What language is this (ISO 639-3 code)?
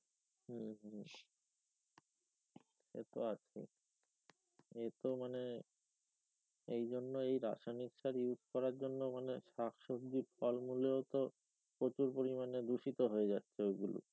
ben